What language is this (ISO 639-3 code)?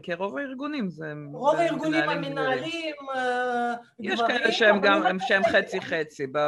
heb